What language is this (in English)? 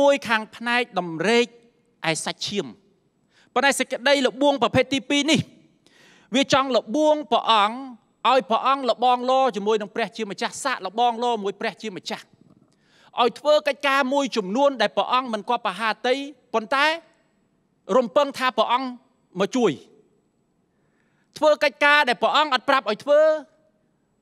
Thai